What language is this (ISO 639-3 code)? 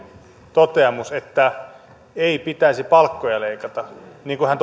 fin